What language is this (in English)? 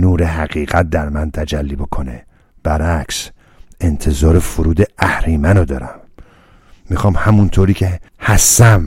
Persian